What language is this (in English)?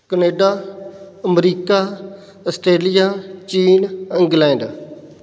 Punjabi